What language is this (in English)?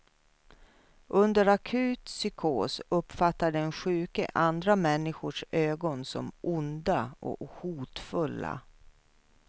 Swedish